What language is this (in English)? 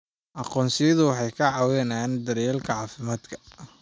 Somali